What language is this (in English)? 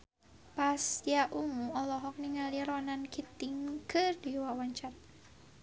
Sundanese